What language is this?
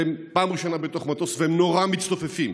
Hebrew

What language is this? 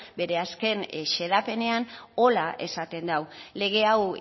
Basque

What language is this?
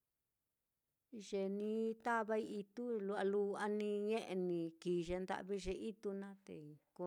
Mitlatongo Mixtec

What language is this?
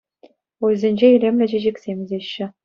Chuvash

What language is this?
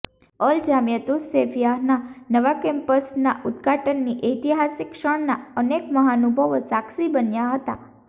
Gujarati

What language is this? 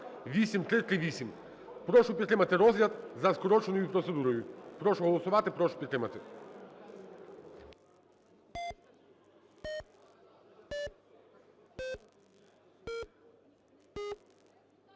Ukrainian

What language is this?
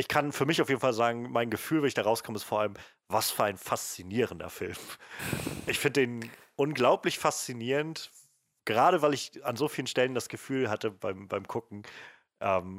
German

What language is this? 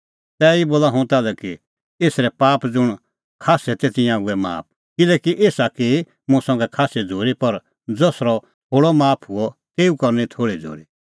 Kullu Pahari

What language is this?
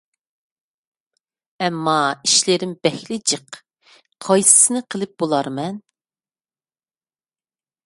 Uyghur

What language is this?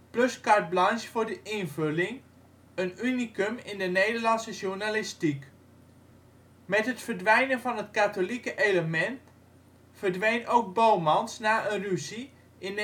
Dutch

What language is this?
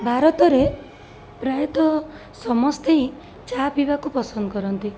Odia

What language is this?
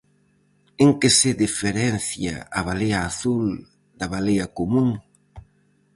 Galician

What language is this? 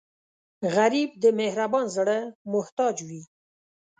Pashto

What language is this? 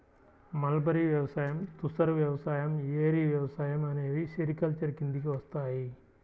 Telugu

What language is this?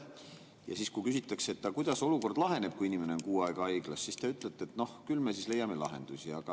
Estonian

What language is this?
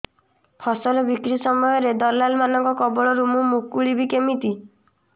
Odia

